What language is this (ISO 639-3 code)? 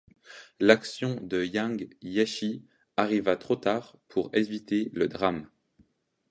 fra